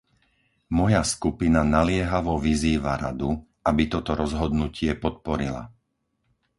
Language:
Slovak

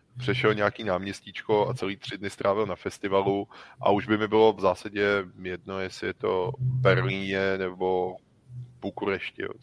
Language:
Czech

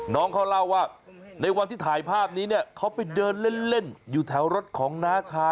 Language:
Thai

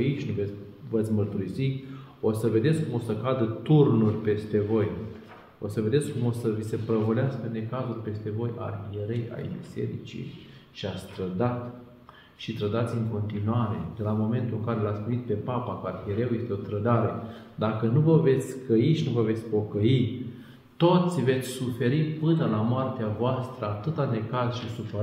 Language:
Romanian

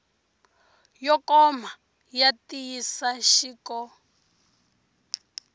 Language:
Tsonga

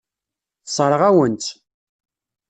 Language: Kabyle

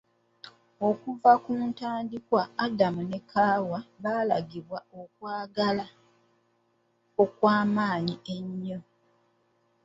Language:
Ganda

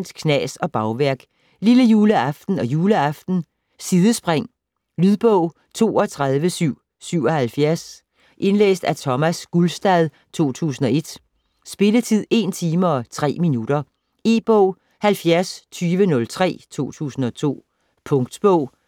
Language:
Danish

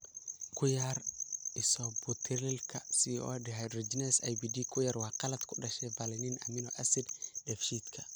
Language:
Somali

